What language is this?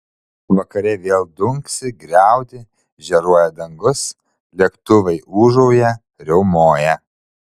Lithuanian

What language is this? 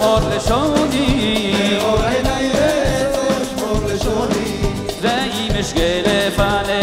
Arabic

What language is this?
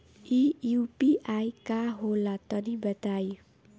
Bhojpuri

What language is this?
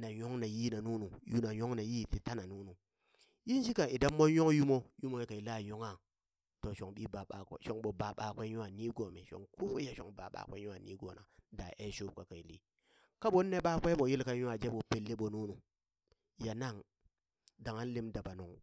Burak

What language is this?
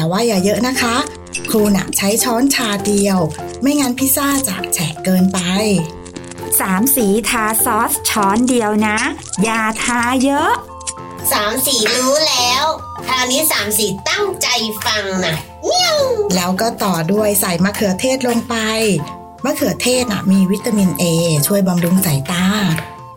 Thai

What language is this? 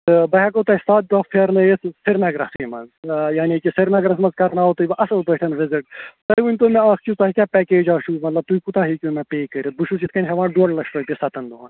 Kashmiri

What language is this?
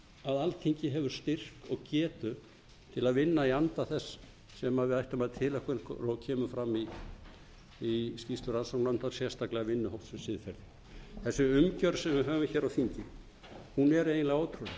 Icelandic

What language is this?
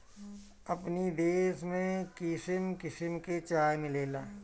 Bhojpuri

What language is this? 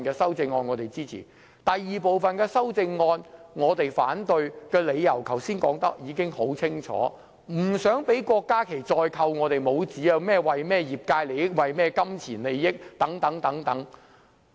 Cantonese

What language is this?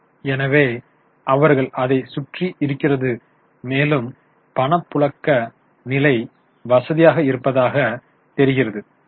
Tamil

